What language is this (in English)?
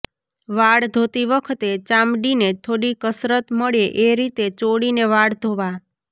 Gujarati